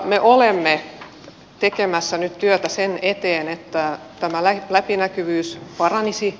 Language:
Finnish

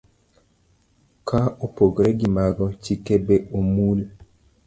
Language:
Luo (Kenya and Tanzania)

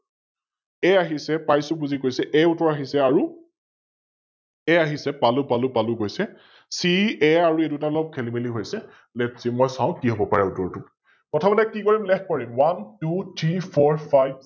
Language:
Assamese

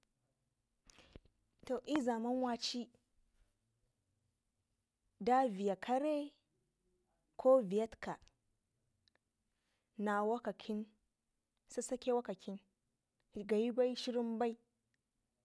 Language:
Ngizim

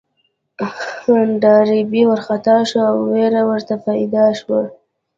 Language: Pashto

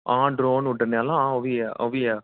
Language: Dogri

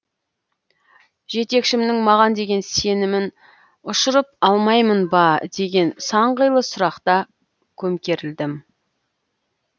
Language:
Kazakh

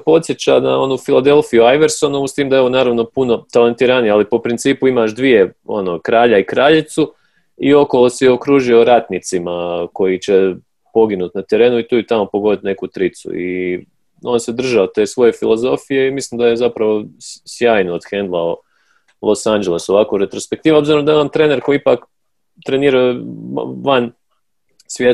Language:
Croatian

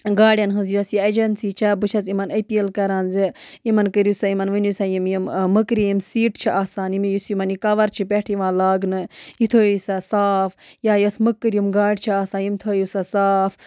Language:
Kashmiri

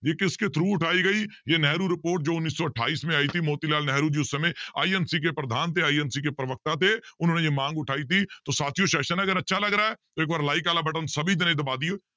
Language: Punjabi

